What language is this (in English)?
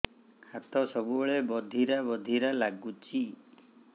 Odia